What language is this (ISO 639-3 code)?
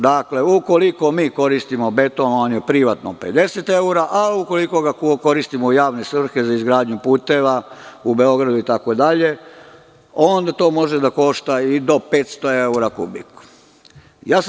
srp